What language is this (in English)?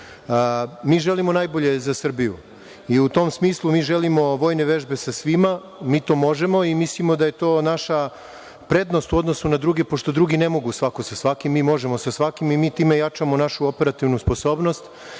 Serbian